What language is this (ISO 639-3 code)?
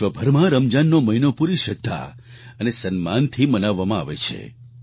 guj